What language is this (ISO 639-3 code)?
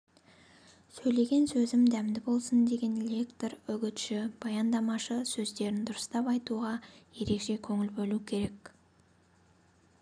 kaz